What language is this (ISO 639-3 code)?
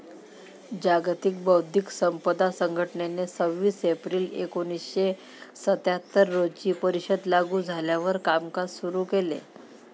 mar